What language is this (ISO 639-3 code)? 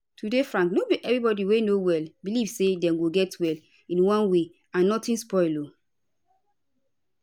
pcm